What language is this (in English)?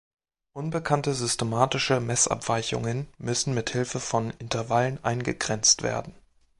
German